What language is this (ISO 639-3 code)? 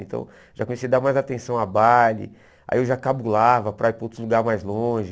por